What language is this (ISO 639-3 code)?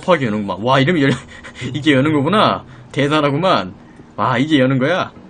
kor